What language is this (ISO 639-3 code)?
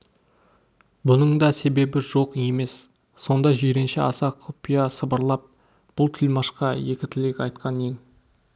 kaz